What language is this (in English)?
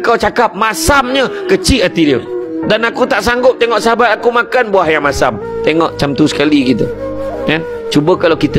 Malay